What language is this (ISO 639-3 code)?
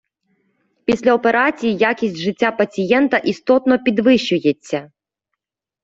ukr